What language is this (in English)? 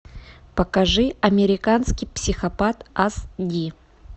Russian